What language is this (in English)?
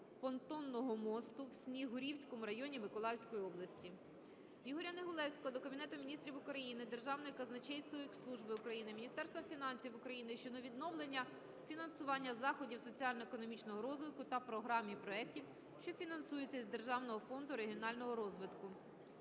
Ukrainian